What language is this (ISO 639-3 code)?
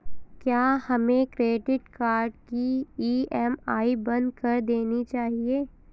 hin